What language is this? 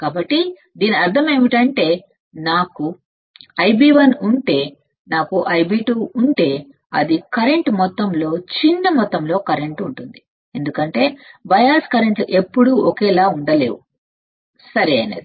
Telugu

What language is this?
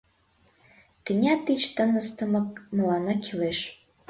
Mari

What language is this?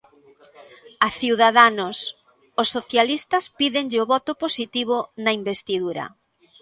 Galician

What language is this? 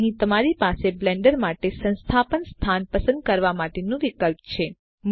Gujarati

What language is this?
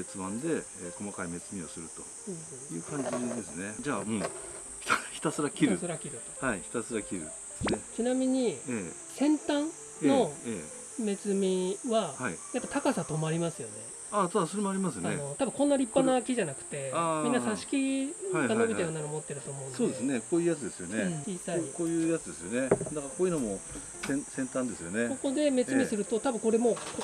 Japanese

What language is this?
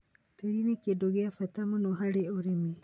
Kikuyu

